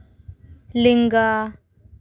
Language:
Santali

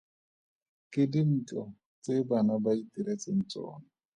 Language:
Tswana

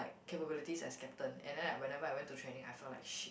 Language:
English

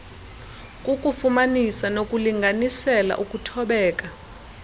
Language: Xhosa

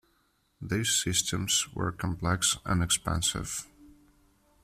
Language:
English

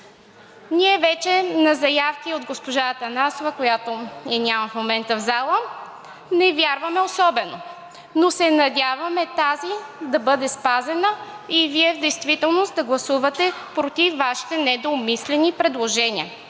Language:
Bulgarian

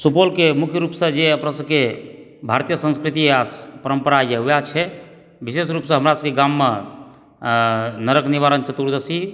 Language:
Maithili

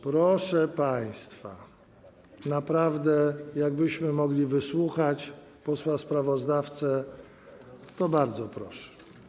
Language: Polish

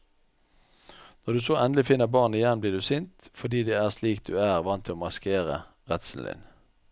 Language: Norwegian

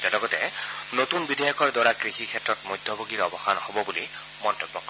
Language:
Assamese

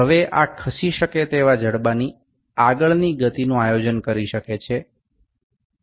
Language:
Gujarati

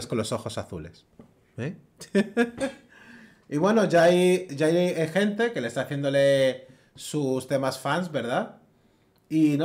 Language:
Spanish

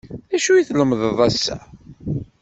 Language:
Kabyle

